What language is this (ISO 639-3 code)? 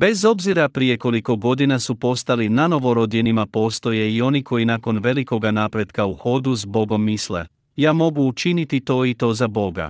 hrv